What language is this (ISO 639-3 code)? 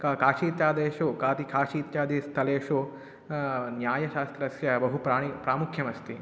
san